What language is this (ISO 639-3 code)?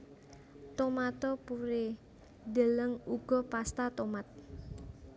jav